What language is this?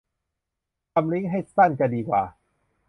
Thai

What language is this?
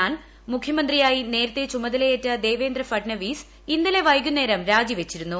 Malayalam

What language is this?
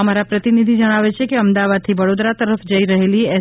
Gujarati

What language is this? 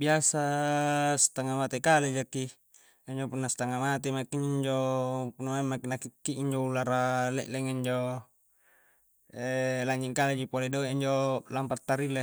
Coastal Konjo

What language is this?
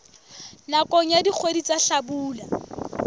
Southern Sotho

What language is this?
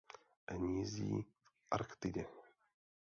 Czech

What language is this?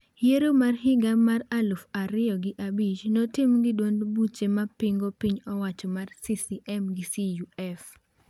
Luo (Kenya and Tanzania)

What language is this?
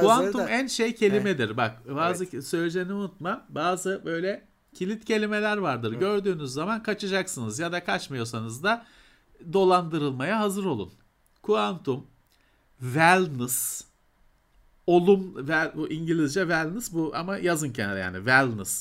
Turkish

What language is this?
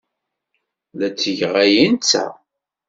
Kabyle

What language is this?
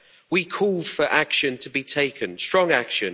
English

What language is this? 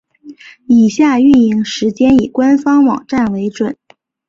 Chinese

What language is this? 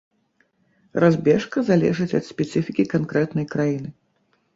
Belarusian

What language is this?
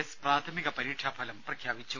Malayalam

